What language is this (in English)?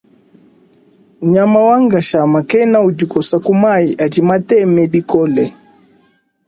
Luba-Lulua